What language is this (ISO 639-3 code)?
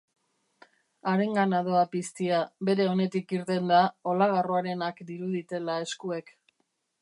eus